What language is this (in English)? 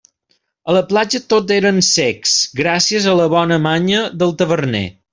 Catalan